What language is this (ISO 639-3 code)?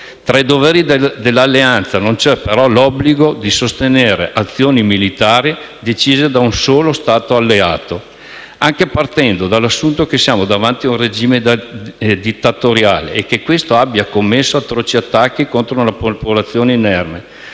ita